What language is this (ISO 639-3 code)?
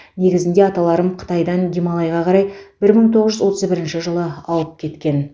kaz